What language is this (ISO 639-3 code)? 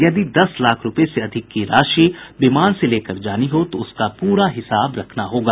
hin